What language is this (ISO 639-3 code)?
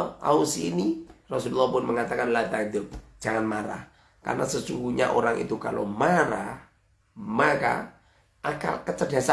ind